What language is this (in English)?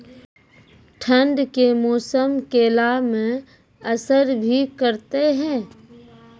Maithili